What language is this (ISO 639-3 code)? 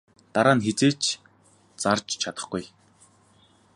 mon